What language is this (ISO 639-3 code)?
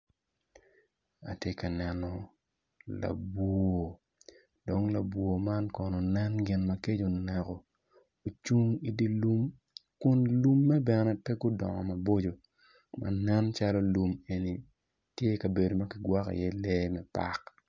ach